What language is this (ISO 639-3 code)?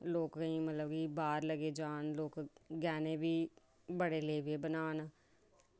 doi